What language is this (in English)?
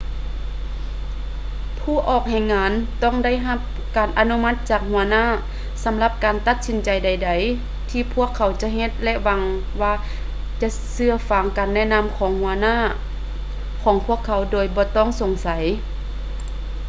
Lao